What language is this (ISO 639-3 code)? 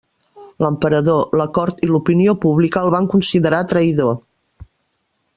cat